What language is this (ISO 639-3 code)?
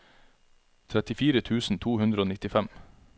nor